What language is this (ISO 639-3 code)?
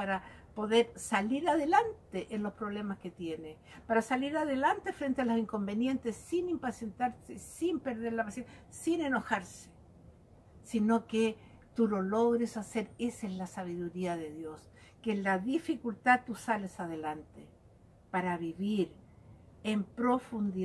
spa